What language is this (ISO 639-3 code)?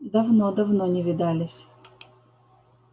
rus